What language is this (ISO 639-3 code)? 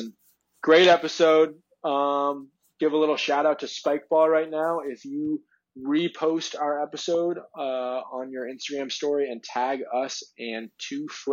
eng